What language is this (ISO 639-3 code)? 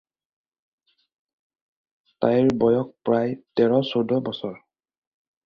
asm